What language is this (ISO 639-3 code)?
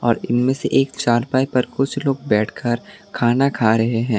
hin